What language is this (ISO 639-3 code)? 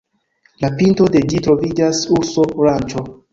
epo